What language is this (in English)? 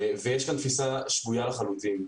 Hebrew